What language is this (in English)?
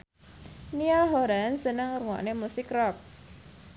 Javanese